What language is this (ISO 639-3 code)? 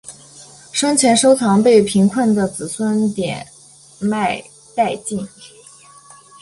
zho